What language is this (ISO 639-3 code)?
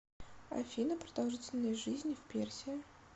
rus